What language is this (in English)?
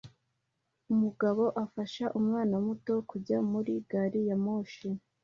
Kinyarwanda